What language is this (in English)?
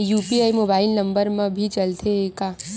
Chhattisgarhi